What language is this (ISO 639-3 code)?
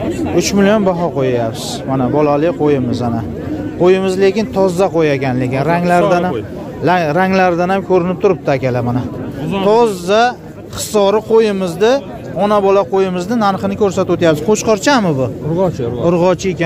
tur